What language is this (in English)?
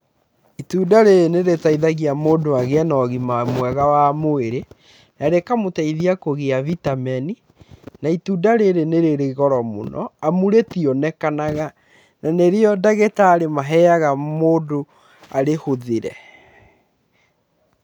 Kikuyu